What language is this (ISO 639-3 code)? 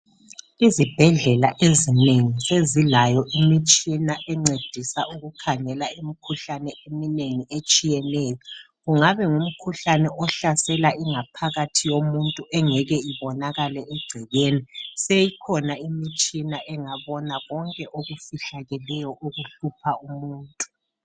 nde